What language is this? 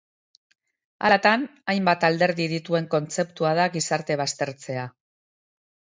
Basque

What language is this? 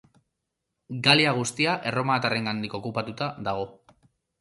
Basque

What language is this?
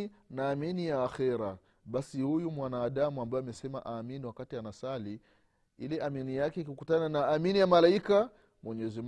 Swahili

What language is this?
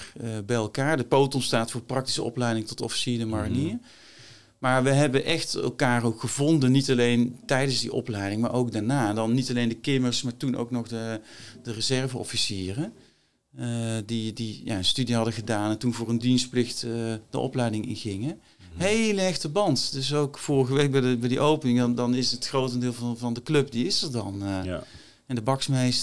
Dutch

